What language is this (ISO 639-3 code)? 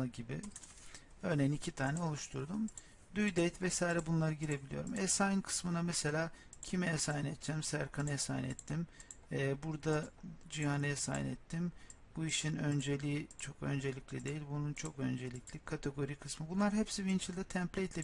tur